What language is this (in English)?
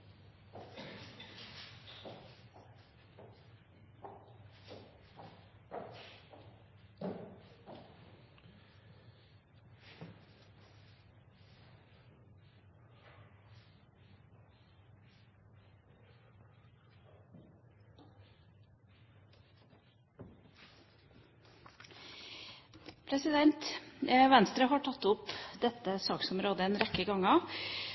Norwegian Bokmål